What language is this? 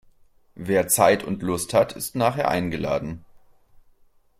German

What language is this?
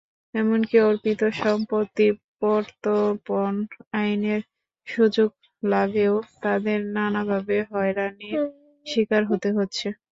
Bangla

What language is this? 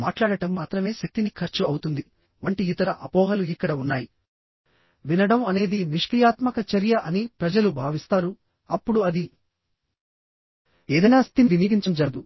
Telugu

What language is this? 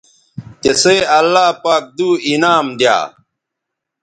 Bateri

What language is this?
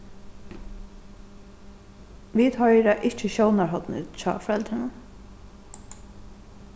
Faroese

